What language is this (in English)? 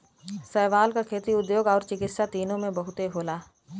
Bhojpuri